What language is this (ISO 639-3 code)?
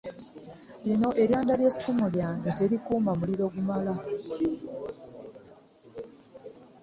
lug